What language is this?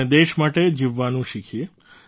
Gujarati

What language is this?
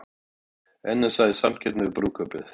Icelandic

